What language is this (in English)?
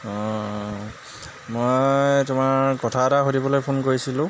Assamese